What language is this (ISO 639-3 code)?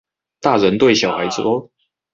zho